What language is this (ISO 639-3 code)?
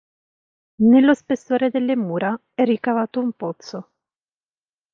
ita